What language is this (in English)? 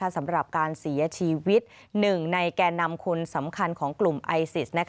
Thai